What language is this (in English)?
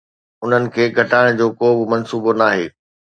Sindhi